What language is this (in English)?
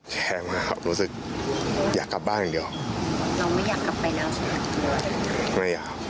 Thai